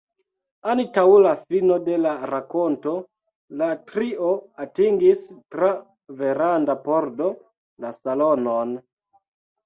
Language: Esperanto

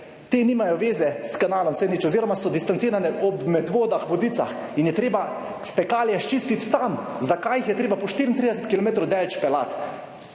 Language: Slovenian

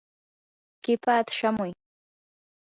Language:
Yanahuanca Pasco Quechua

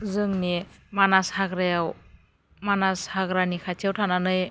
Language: Bodo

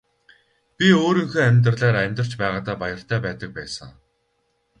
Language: Mongolian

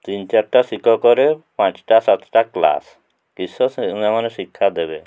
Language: Odia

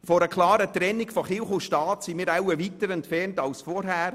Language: Swiss German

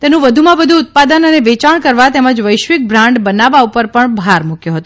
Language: Gujarati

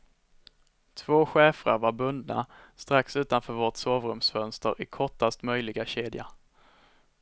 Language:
Swedish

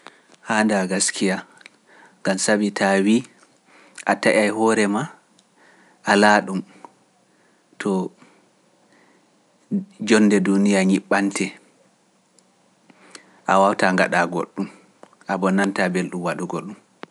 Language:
Pular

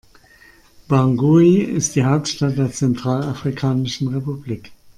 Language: German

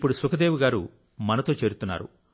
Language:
Telugu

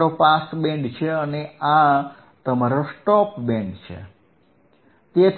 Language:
Gujarati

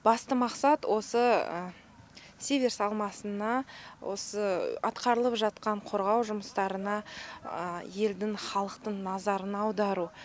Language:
Kazakh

